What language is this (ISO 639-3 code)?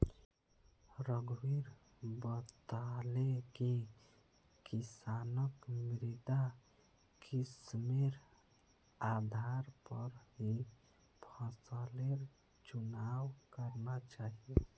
mag